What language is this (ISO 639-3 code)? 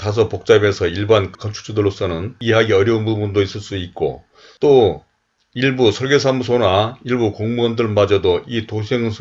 kor